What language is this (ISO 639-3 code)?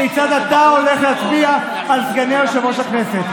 heb